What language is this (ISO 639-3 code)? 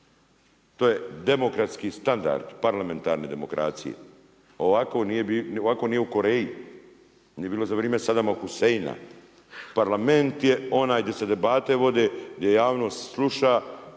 hrv